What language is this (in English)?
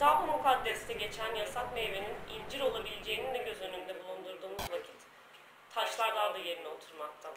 Turkish